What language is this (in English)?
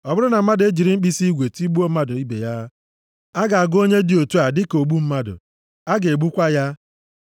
Igbo